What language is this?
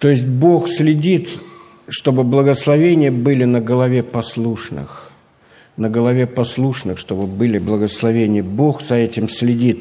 Russian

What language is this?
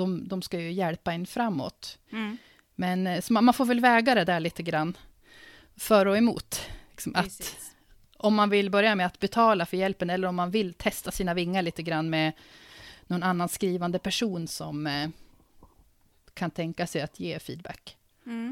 Swedish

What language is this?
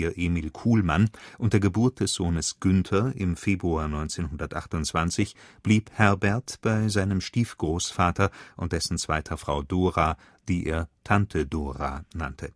German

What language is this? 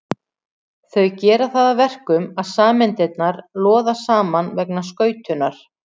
Icelandic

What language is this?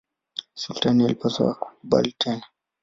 Swahili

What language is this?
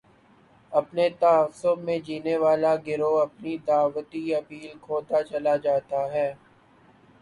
Urdu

